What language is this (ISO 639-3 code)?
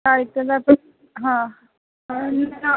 san